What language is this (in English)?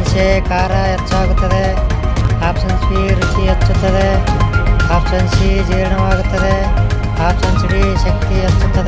Kannada